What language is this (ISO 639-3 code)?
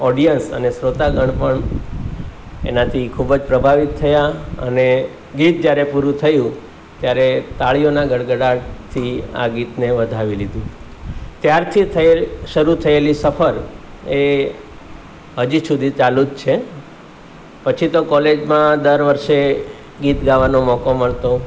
guj